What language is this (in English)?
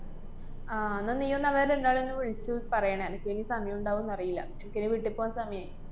Malayalam